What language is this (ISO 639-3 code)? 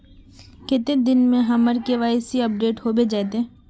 mag